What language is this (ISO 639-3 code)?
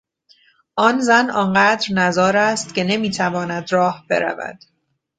fas